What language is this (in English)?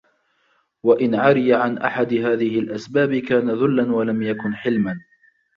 Arabic